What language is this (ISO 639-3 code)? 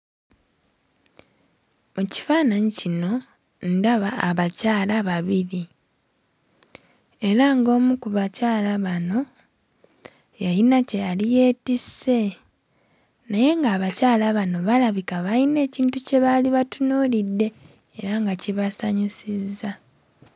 lug